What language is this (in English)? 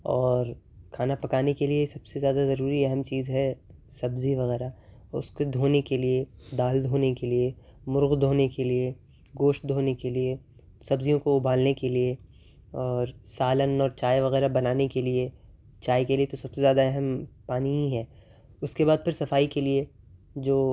Urdu